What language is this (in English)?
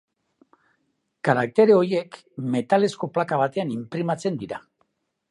Basque